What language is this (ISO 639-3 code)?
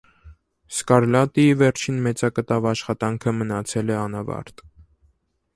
hye